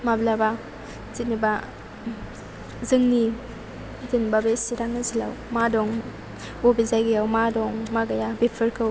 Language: Bodo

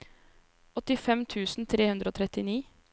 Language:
Norwegian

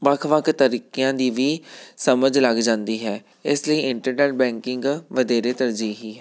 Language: Punjabi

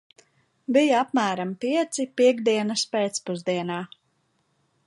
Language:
Latvian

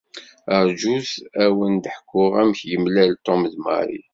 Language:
Kabyle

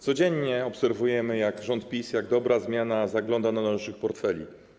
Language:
Polish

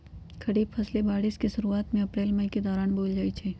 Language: Magahi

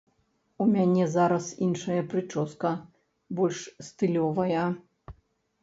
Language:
Belarusian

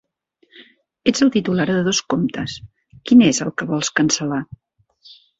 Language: Catalan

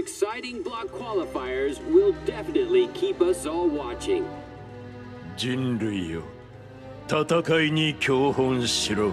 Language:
Japanese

